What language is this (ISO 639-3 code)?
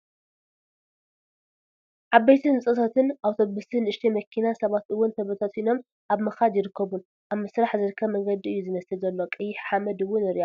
tir